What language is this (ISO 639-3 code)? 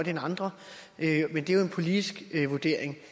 dan